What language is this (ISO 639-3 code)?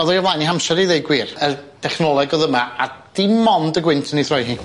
cym